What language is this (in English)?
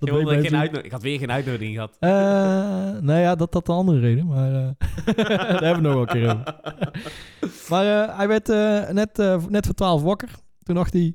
Dutch